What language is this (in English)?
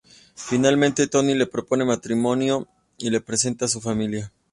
Spanish